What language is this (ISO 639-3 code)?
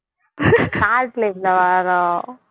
tam